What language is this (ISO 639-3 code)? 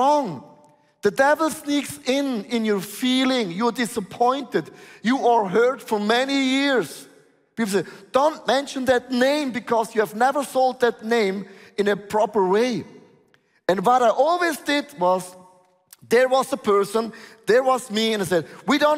eng